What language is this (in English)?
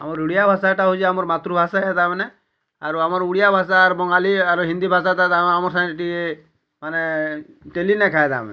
Odia